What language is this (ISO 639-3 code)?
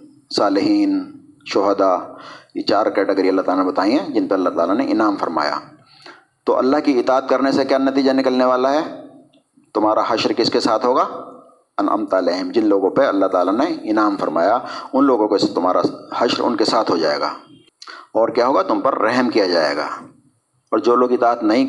urd